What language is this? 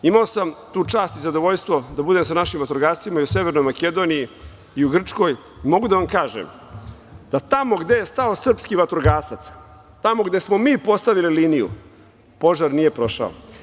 Serbian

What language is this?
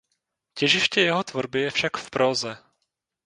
Czech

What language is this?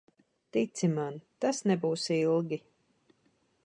Latvian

